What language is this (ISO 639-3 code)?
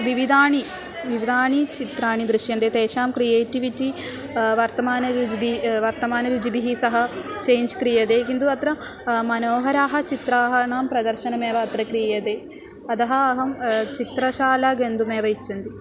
san